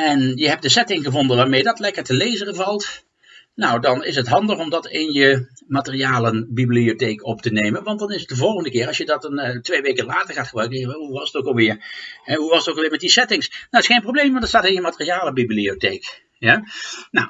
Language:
Dutch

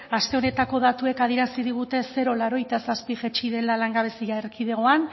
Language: Basque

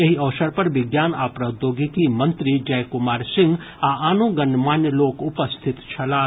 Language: Maithili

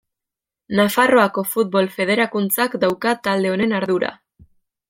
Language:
Basque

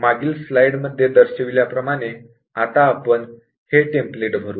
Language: Marathi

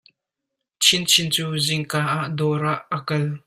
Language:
Hakha Chin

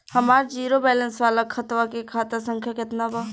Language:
Bhojpuri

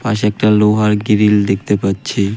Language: Bangla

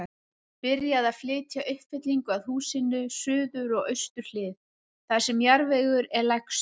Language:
Icelandic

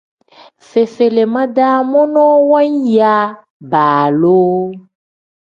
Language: Tem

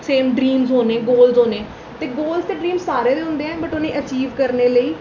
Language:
Dogri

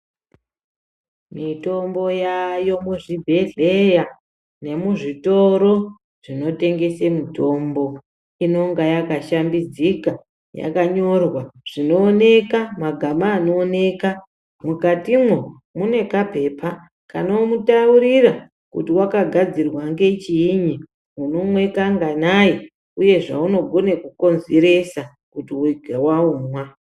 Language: Ndau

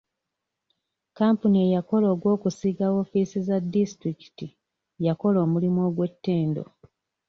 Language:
Ganda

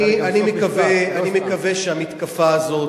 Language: Hebrew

